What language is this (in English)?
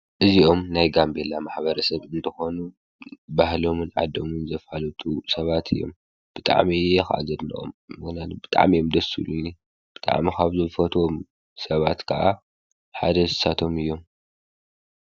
Tigrinya